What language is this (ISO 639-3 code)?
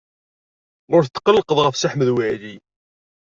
kab